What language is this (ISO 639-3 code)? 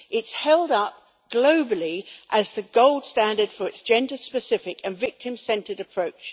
eng